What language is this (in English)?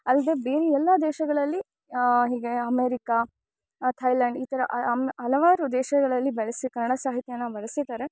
Kannada